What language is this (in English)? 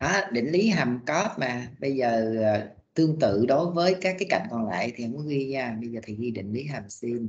Vietnamese